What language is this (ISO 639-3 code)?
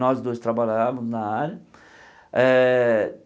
por